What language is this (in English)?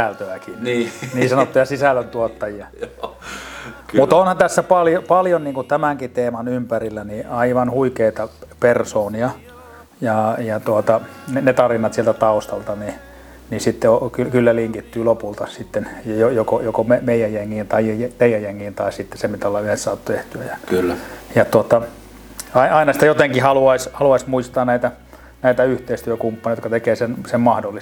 Finnish